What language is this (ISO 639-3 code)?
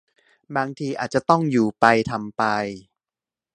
tha